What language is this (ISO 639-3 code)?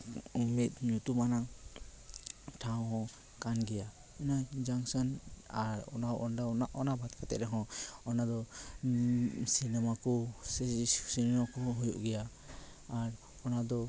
sat